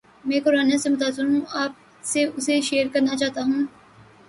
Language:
Urdu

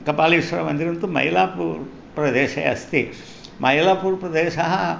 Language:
Sanskrit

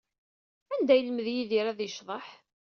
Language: Kabyle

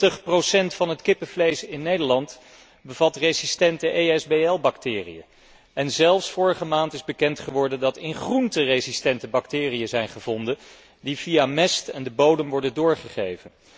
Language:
Dutch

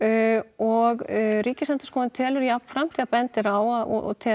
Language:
Icelandic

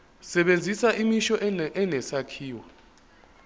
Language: Zulu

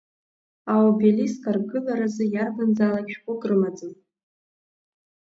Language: Abkhazian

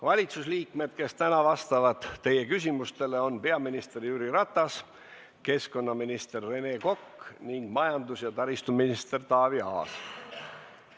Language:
Estonian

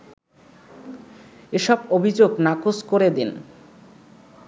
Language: Bangla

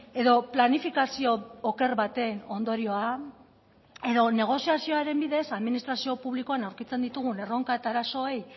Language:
Basque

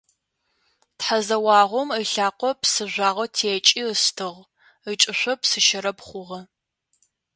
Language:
Adyghe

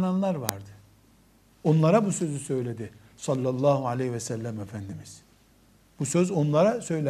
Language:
Turkish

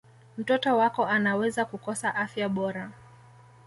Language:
Swahili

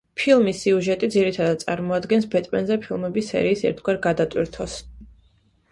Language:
Georgian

